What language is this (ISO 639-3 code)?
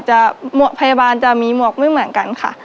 tha